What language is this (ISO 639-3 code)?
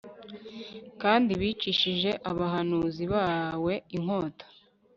kin